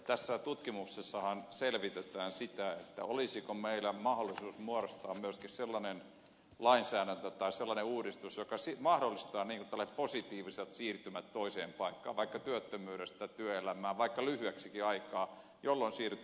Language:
Finnish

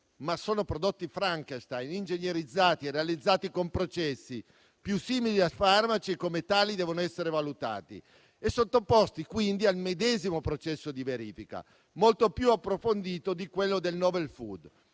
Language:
Italian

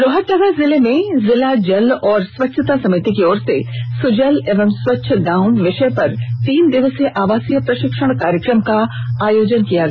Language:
Hindi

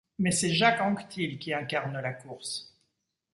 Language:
French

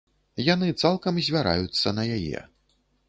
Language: Belarusian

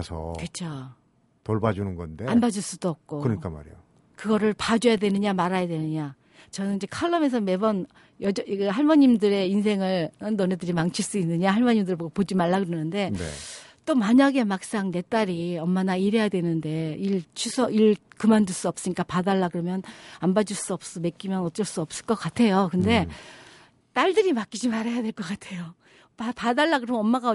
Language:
Korean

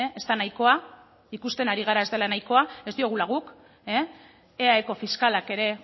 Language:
Basque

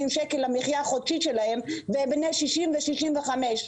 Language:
Hebrew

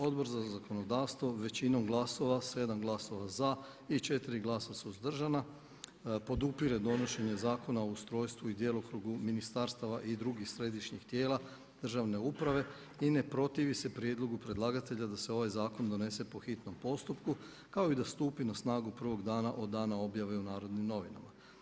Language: Croatian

